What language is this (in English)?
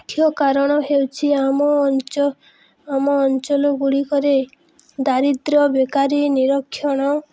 Odia